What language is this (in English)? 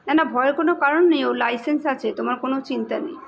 Bangla